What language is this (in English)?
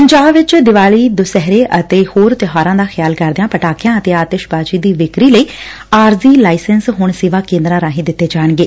Punjabi